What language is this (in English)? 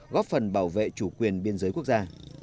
Vietnamese